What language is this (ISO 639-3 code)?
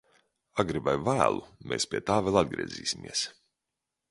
lav